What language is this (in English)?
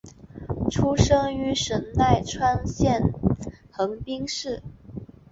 Chinese